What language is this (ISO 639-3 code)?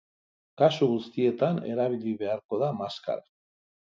eus